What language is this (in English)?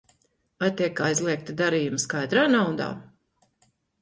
Latvian